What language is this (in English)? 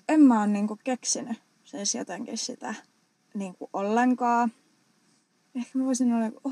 Finnish